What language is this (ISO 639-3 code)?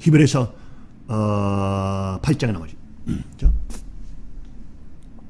kor